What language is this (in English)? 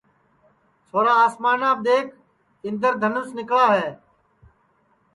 Sansi